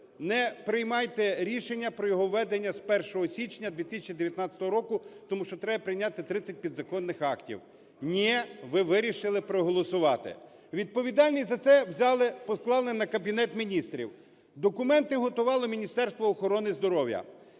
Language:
Ukrainian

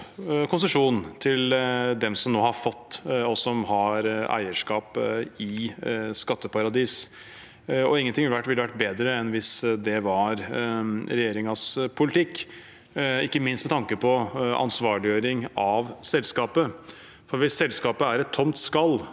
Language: Norwegian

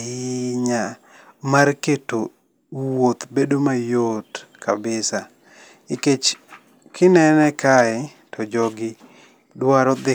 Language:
Luo (Kenya and Tanzania)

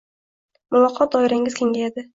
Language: Uzbek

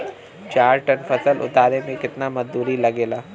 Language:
Bhojpuri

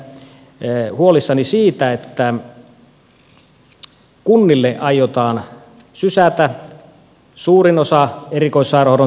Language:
Finnish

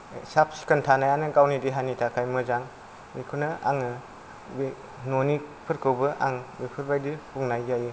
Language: Bodo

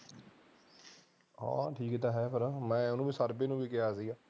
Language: Punjabi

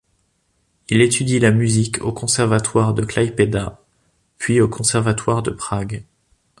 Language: French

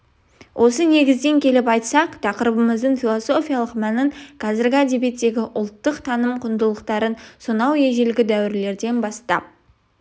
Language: Kazakh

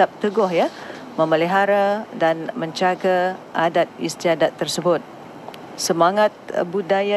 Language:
Malay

